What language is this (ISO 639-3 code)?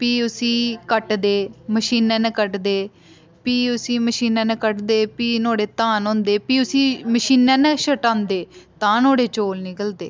doi